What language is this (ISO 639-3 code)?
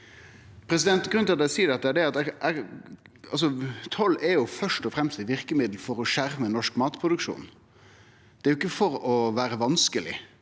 nor